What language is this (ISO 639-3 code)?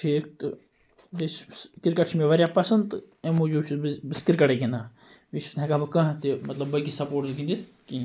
kas